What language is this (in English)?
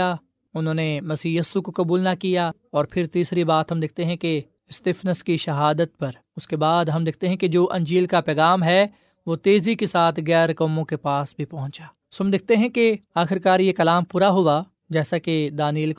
Urdu